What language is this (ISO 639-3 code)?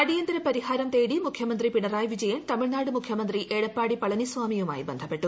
mal